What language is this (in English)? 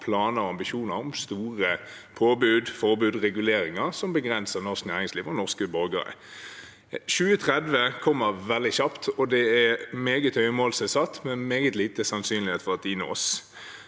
Norwegian